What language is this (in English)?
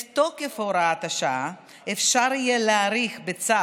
Hebrew